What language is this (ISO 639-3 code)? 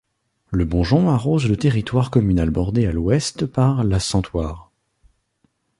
fra